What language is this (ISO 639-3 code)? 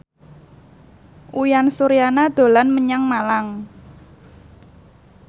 jav